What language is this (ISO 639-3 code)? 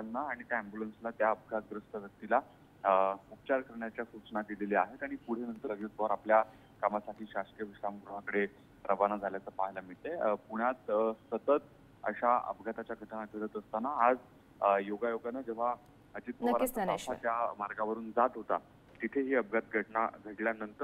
mar